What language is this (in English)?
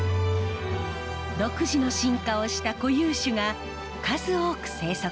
Japanese